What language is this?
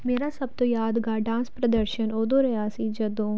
Punjabi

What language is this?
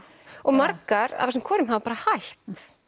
Icelandic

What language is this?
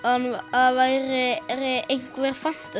Icelandic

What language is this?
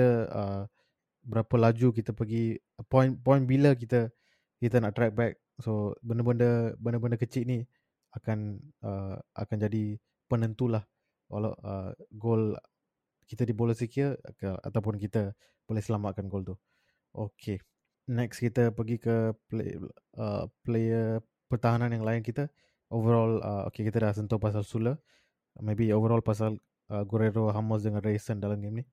Malay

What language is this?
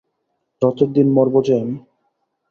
Bangla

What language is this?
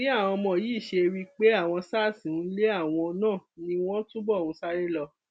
Yoruba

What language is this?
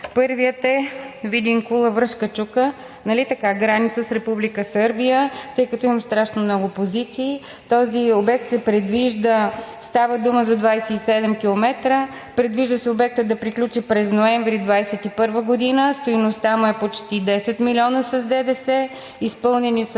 Bulgarian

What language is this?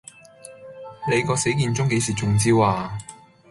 Cantonese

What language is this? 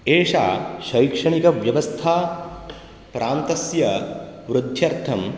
Sanskrit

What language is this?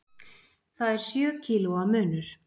Icelandic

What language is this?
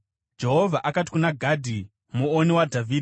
Shona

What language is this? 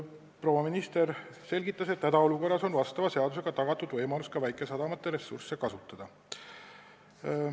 Estonian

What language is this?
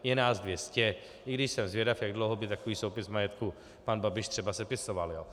Czech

